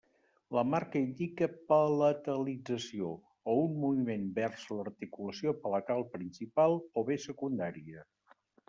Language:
Catalan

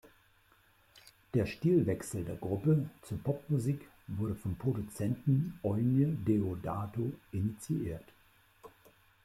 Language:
German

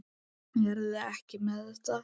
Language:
Icelandic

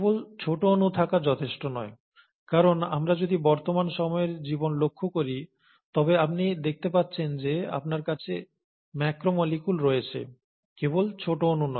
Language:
Bangla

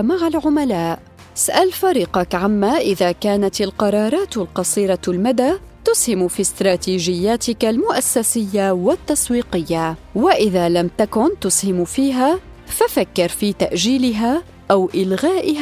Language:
Arabic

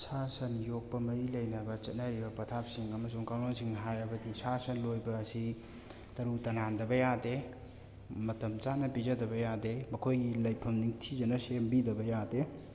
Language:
Manipuri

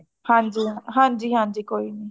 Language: Punjabi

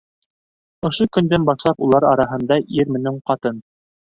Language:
Bashkir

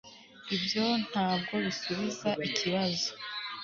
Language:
Kinyarwanda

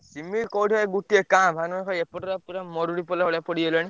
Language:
Odia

